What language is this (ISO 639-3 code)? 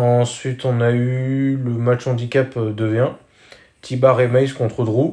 fra